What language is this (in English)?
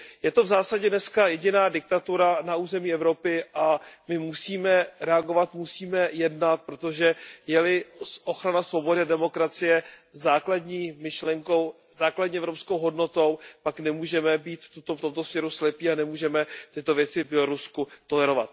Czech